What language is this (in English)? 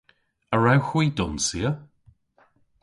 Cornish